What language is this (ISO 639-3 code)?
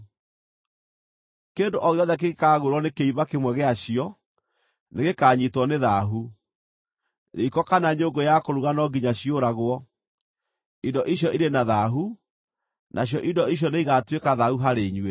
kik